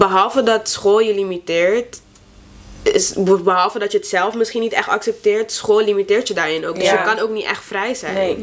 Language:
Dutch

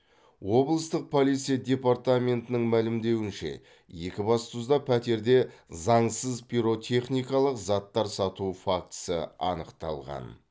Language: Kazakh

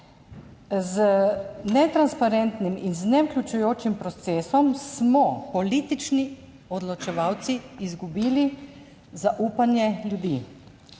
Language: Slovenian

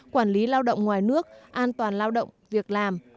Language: Vietnamese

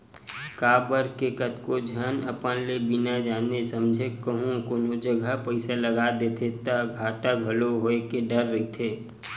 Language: Chhattisgarhi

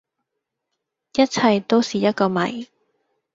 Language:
Cantonese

